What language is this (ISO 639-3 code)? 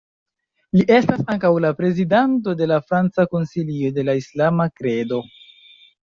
epo